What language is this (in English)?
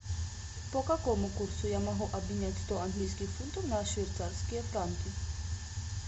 Russian